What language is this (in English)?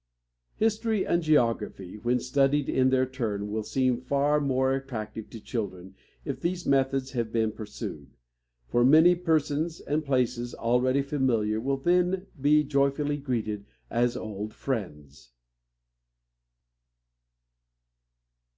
English